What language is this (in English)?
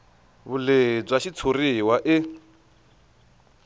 Tsonga